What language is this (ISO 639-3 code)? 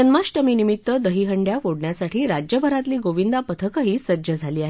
mar